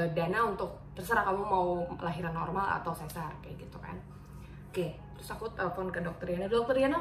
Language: Indonesian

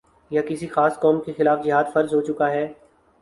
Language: Urdu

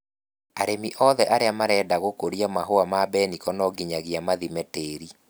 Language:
Kikuyu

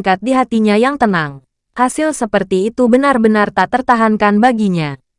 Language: Indonesian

